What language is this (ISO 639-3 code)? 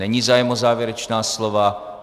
ces